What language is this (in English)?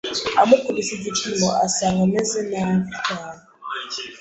Kinyarwanda